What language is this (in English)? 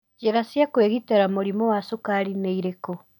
Kikuyu